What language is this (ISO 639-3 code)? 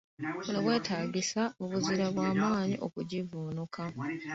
lug